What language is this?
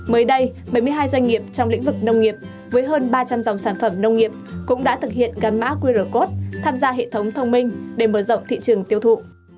Vietnamese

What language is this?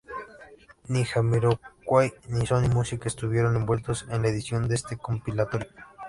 Spanish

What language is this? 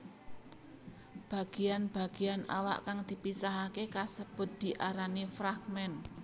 Javanese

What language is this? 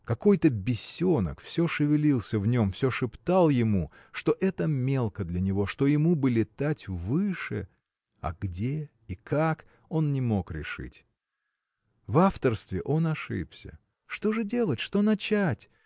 Russian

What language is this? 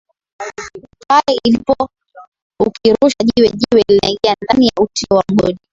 Swahili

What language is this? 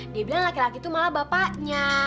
Indonesian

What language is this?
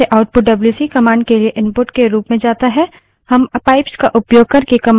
Hindi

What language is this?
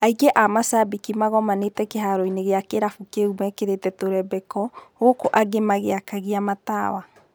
Kikuyu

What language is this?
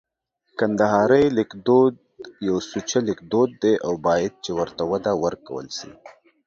Pashto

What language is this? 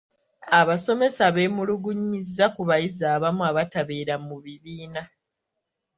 Ganda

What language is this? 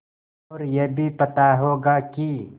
Hindi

